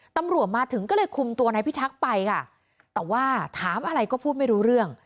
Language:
Thai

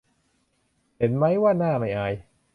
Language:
Thai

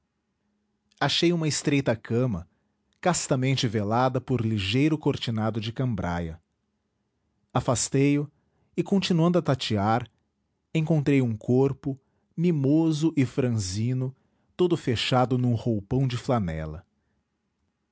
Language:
Portuguese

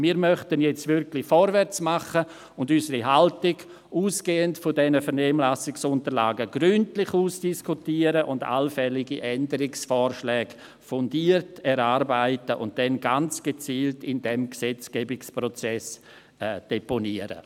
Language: Swiss German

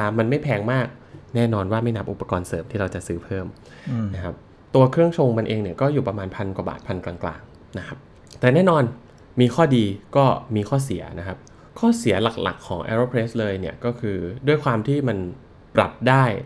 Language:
Thai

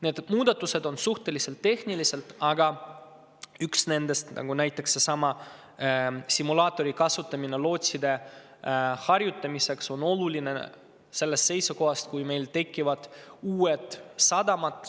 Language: Estonian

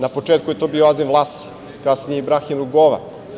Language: Serbian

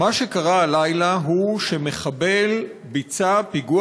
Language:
Hebrew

